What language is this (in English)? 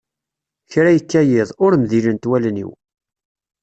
Kabyle